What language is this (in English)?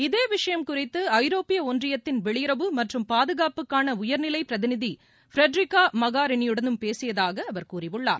Tamil